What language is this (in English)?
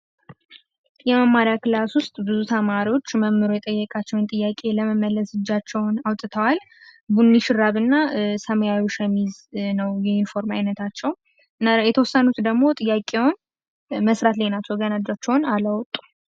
Amharic